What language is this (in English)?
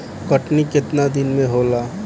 Bhojpuri